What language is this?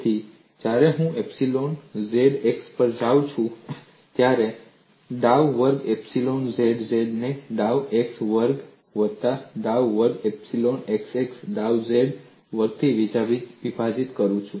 Gujarati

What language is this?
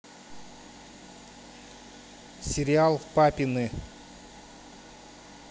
Russian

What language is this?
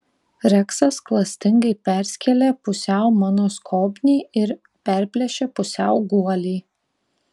Lithuanian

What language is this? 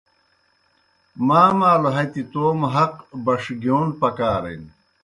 Kohistani Shina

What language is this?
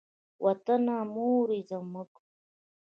Pashto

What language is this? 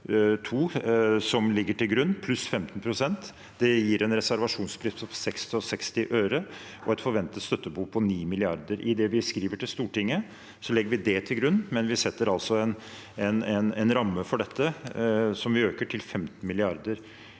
Norwegian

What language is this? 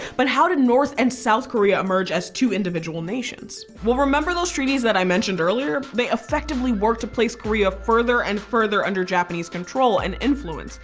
English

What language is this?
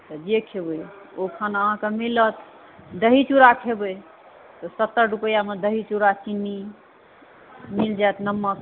Maithili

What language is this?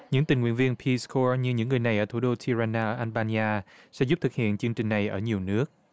Vietnamese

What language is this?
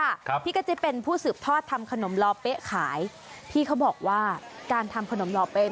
Thai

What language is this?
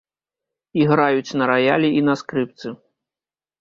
Belarusian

